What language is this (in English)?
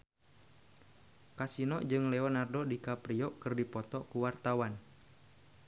Sundanese